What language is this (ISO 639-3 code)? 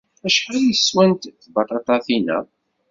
kab